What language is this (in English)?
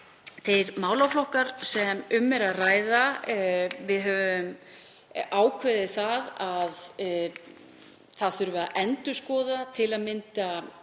Icelandic